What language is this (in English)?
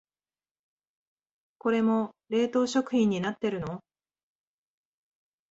Japanese